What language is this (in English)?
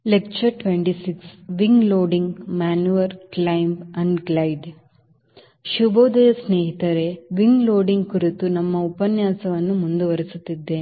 Kannada